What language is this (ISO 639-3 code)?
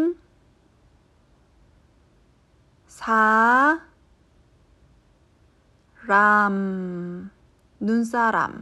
kor